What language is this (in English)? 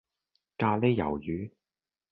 Cantonese